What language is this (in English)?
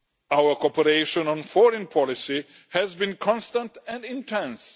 English